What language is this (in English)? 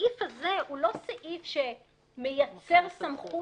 Hebrew